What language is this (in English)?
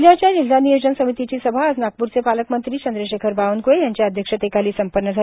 Marathi